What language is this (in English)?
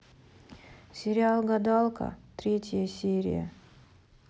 Russian